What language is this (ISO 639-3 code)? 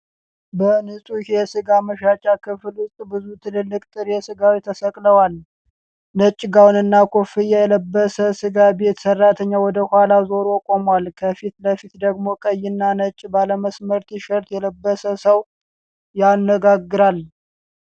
amh